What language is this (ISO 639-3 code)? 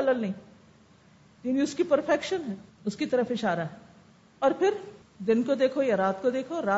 urd